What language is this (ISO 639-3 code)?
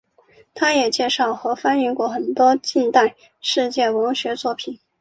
zho